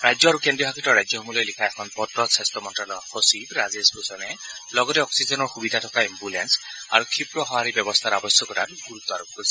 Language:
Assamese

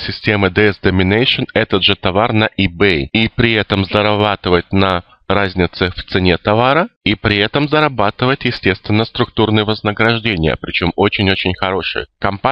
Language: Russian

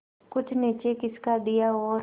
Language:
Hindi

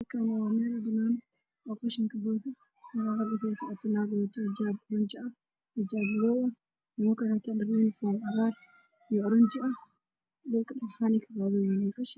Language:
Somali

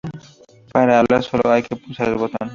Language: Spanish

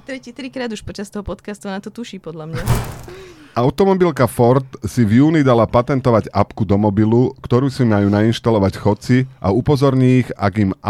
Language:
Slovak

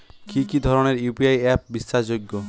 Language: Bangla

